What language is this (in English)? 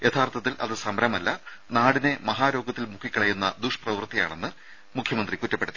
Malayalam